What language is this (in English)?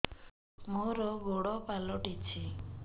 Odia